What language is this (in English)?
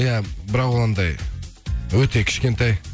Kazakh